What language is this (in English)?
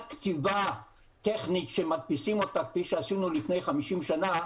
Hebrew